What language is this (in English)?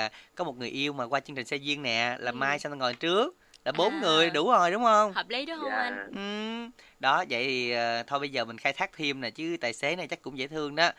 Vietnamese